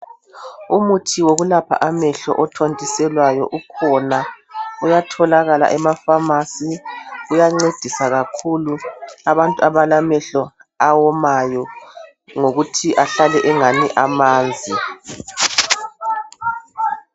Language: North Ndebele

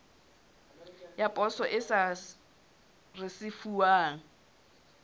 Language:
Southern Sotho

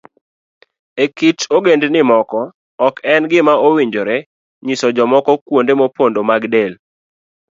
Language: Luo (Kenya and Tanzania)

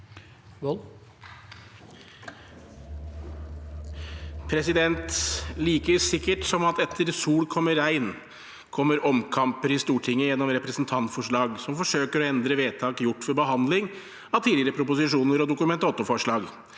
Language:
Norwegian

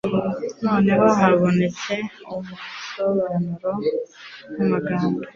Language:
Kinyarwanda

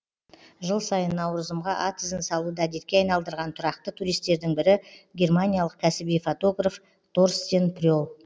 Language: Kazakh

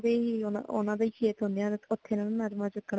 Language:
Punjabi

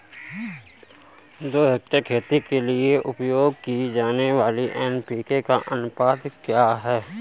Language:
Hindi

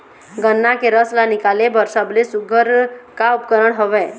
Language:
Chhattisgarhi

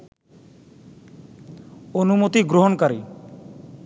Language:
Bangla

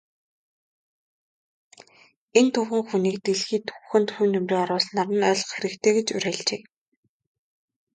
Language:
Mongolian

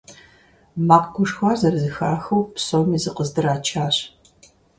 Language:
Kabardian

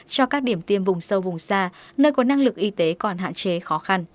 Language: Vietnamese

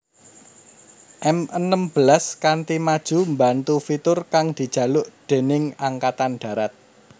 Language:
Javanese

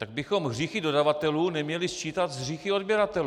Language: Czech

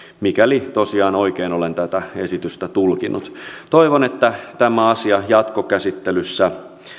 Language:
Finnish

